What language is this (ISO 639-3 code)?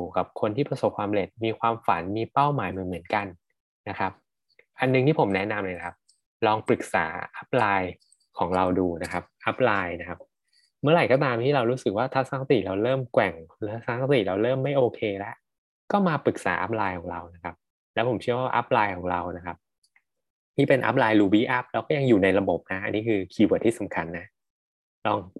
tha